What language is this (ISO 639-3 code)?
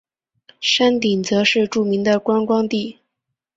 zho